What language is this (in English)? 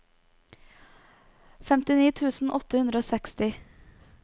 Norwegian